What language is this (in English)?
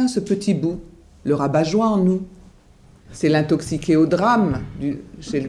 French